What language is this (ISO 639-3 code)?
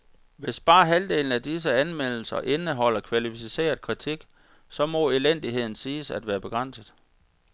dan